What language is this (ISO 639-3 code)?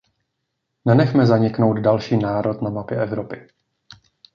ces